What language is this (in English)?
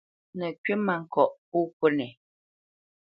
Bamenyam